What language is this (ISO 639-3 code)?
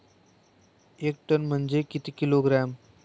mar